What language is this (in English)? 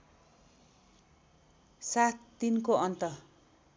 Nepali